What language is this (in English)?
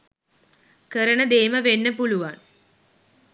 Sinhala